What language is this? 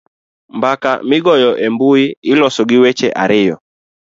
Luo (Kenya and Tanzania)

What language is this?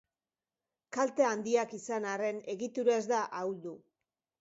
Basque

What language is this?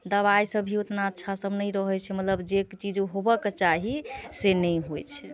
Maithili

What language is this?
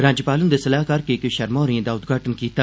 Dogri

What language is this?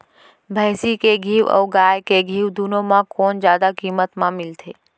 Chhattisgarhi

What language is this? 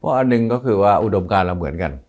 Thai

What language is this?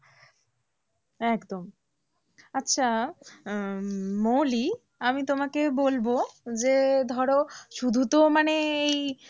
Bangla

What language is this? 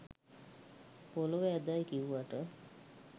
Sinhala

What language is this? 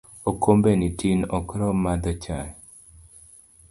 Luo (Kenya and Tanzania)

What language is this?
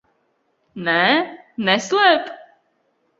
Latvian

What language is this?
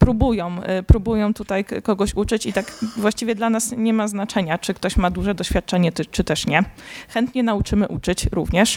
Polish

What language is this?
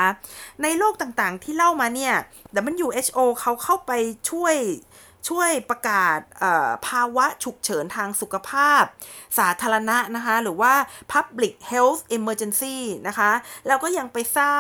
Thai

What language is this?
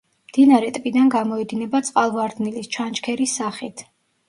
Georgian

